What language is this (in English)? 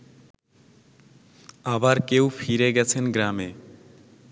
Bangla